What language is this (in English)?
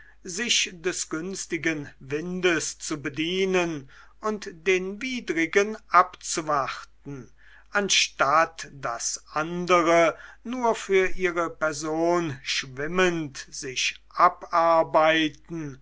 German